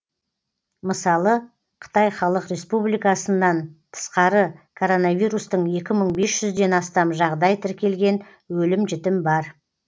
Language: Kazakh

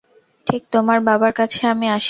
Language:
Bangla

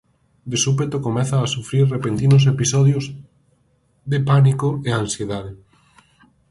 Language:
Galician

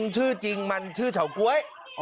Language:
Thai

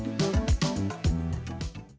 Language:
Indonesian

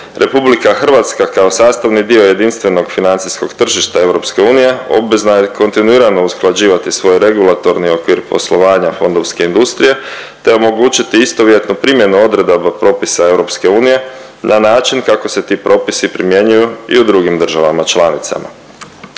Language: Croatian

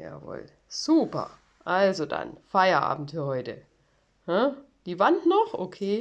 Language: German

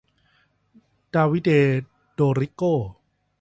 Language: Thai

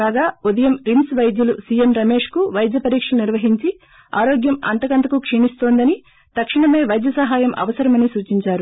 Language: Telugu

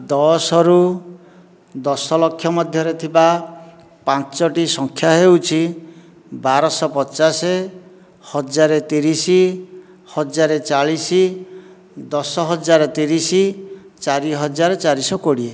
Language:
Odia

